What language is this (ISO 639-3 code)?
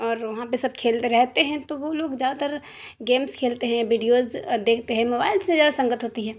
urd